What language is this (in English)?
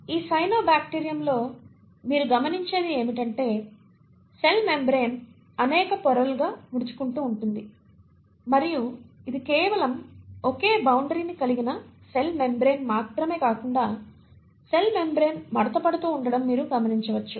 Telugu